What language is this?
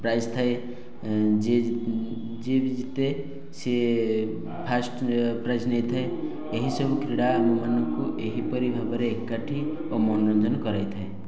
Odia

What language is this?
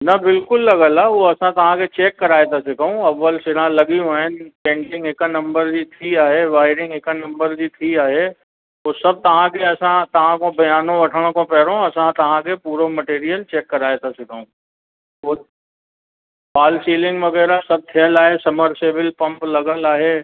Sindhi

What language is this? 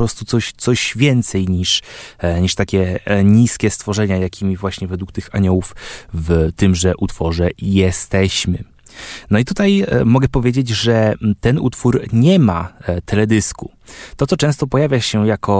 Polish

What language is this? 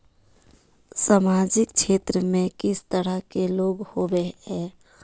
Magahi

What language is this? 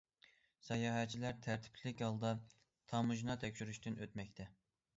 Uyghur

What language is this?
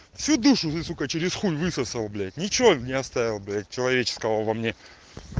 Russian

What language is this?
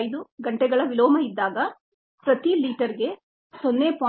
Kannada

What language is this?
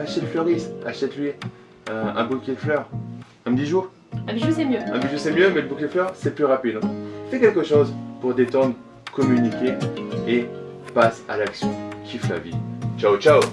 French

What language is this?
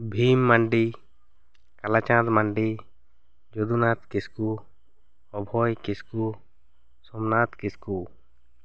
Santali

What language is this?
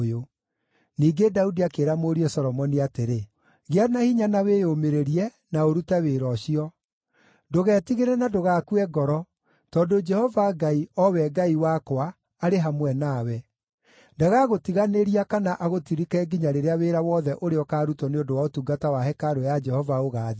Kikuyu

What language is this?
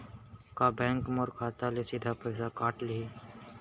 Chhattisgarhi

